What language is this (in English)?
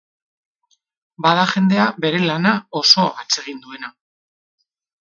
Basque